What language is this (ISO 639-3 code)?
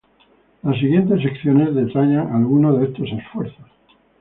spa